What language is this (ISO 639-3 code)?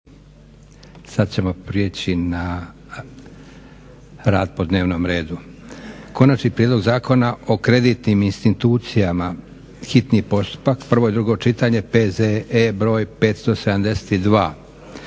hrv